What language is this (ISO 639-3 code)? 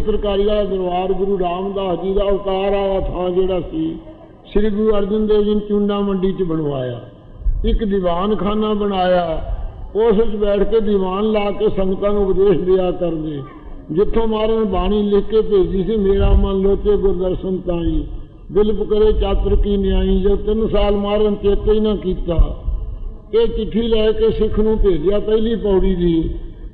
pan